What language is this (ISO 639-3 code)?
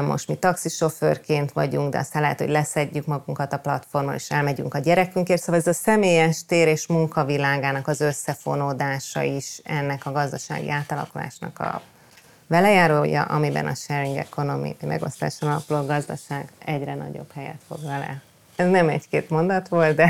hun